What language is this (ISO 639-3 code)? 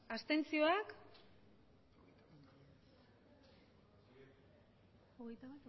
eus